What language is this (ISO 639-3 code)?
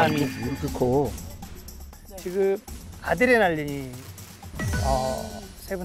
kor